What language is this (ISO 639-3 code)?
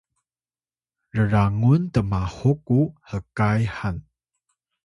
tay